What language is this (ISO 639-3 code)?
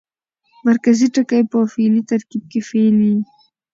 pus